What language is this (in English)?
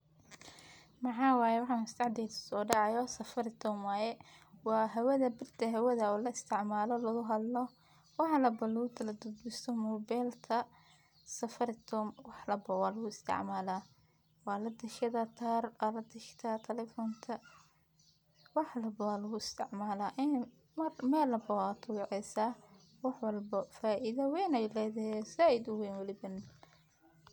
Somali